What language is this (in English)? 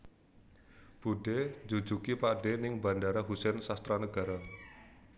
Javanese